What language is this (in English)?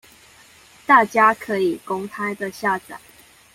Chinese